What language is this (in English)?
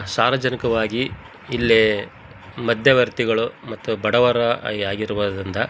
Kannada